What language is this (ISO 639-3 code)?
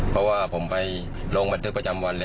tha